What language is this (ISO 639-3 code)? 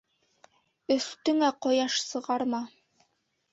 bak